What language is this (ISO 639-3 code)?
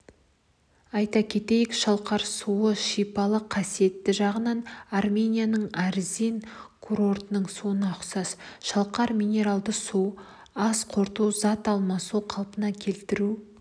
kaz